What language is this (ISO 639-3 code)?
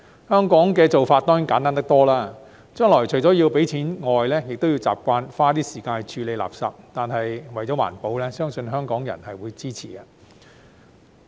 yue